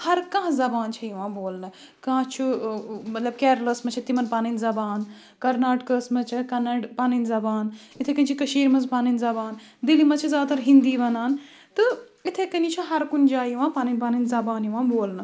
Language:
Kashmiri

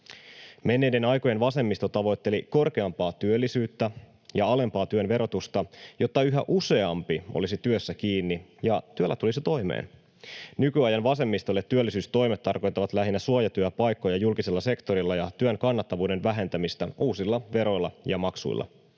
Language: Finnish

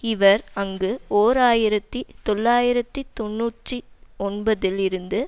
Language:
Tamil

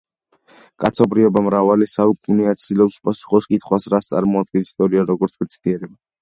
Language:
Georgian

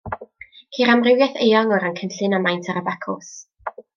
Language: Welsh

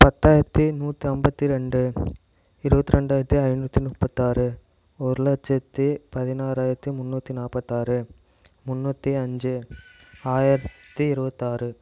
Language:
Tamil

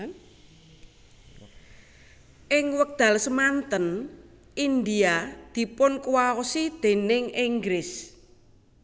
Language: Javanese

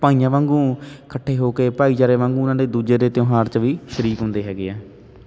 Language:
Punjabi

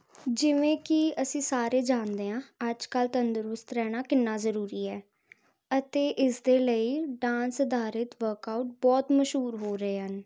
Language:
Punjabi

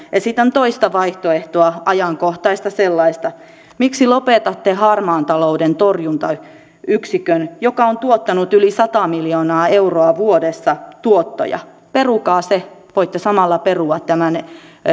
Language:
Finnish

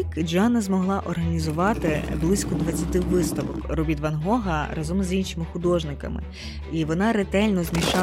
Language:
Ukrainian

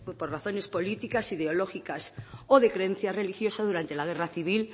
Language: Spanish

